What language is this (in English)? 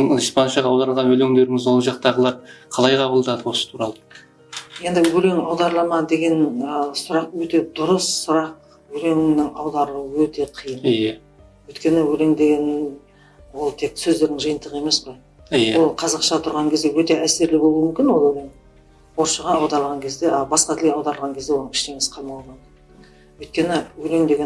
Turkish